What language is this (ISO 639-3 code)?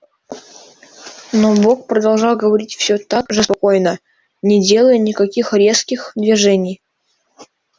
rus